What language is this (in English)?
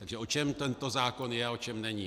Czech